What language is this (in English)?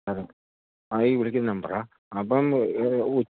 Malayalam